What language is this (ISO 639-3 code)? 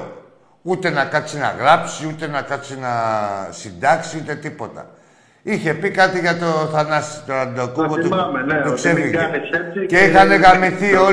ell